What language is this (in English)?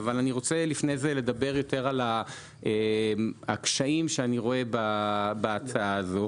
Hebrew